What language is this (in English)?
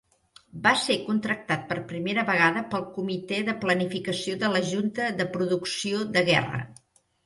Catalan